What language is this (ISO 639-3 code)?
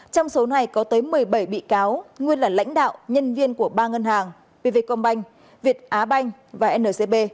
vie